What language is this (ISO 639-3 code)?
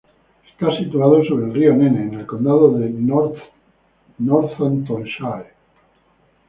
spa